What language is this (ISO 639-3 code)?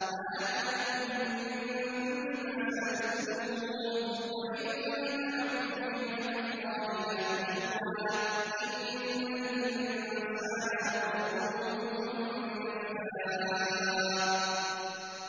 ara